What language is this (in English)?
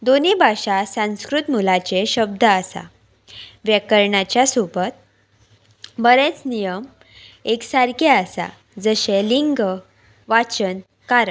Konkani